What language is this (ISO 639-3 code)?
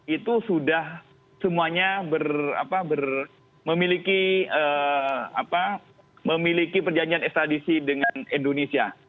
ind